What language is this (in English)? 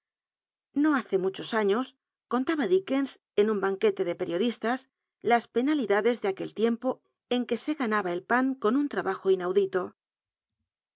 Spanish